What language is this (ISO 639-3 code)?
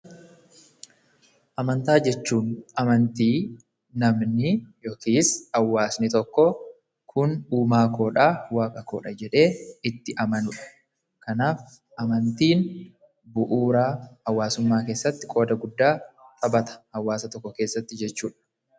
orm